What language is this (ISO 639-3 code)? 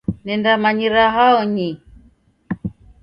dav